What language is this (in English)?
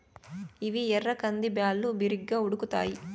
Telugu